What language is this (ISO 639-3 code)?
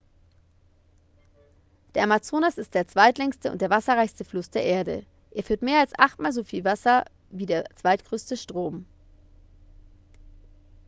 deu